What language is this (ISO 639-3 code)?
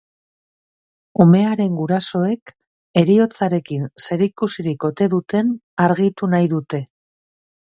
eus